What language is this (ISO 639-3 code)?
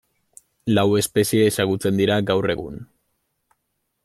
eus